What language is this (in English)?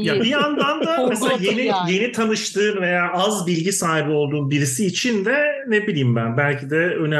Turkish